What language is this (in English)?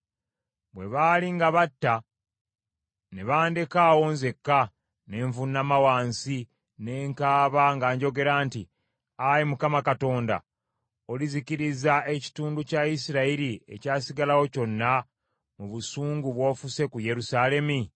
Ganda